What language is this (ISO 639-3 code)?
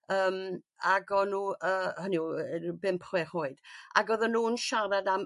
cym